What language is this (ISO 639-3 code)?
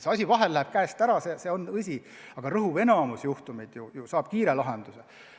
est